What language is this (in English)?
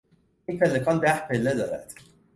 Persian